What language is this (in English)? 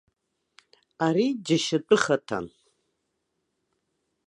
Abkhazian